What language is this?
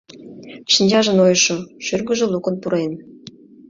Mari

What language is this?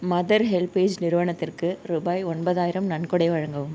Tamil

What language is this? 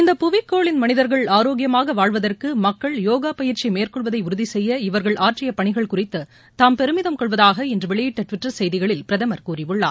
Tamil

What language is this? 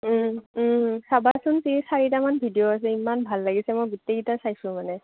Assamese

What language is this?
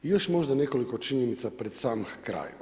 Croatian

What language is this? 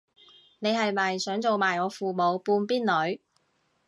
Cantonese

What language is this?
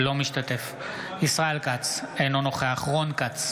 Hebrew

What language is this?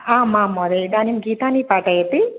Sanskrit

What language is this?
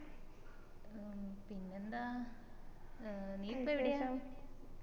Malayalam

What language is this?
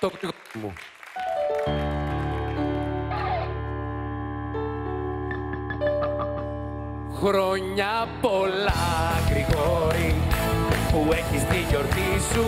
Greek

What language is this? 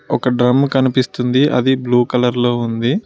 Telugu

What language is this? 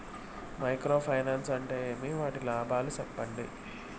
Telugu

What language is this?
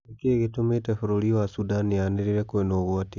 Kikuyu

